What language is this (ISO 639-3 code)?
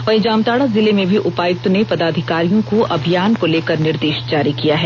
hin